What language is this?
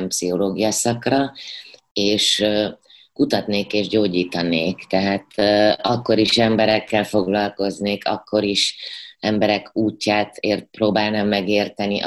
Hungarian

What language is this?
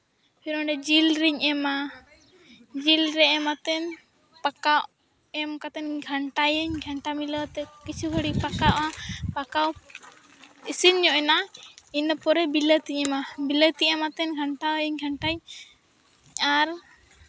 Santali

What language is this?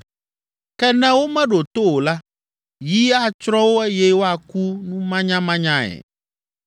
Ewe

